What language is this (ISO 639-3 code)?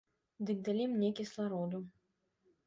bel